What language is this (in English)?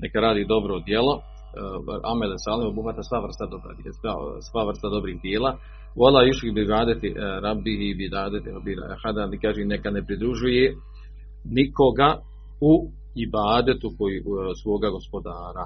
Croatian